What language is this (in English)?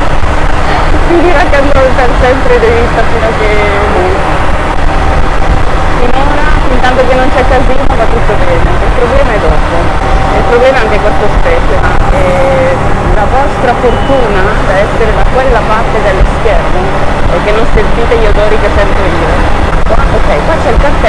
Italian